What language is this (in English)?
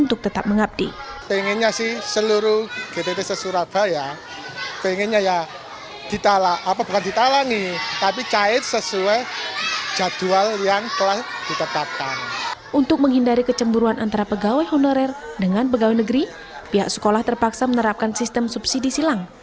Indonesian